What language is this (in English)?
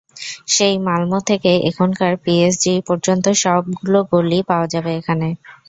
Bangla